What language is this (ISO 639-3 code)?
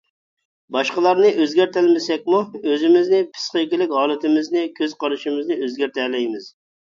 uig